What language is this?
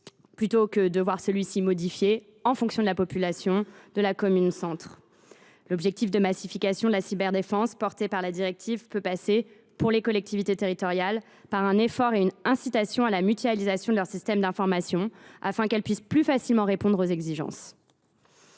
French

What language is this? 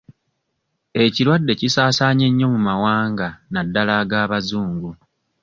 Ganda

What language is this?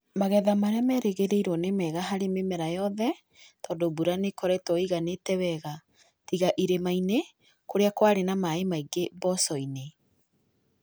Kikuyu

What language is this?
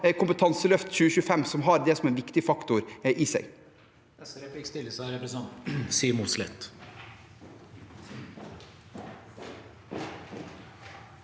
Norwegian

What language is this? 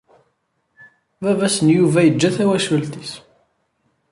Kabyle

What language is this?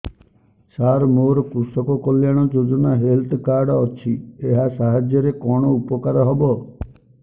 Odia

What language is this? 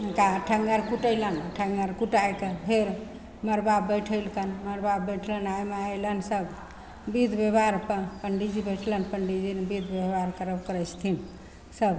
Maithili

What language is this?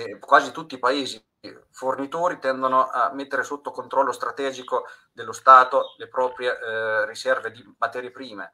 Italian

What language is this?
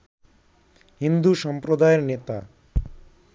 Bangla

